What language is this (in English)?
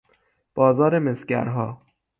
Persian